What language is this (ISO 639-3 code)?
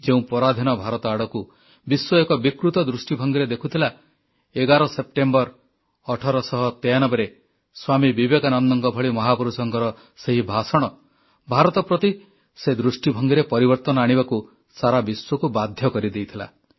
ori